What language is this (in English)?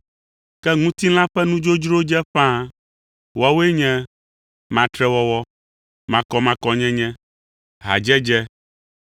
Ewe